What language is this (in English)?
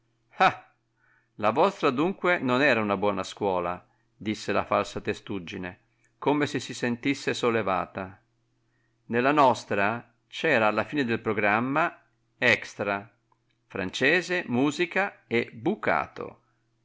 Italian